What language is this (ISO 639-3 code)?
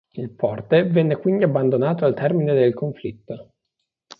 ita